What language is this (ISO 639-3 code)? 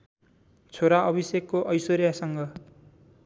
nep